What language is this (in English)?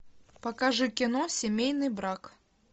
Russian